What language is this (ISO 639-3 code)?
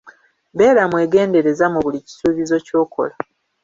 lug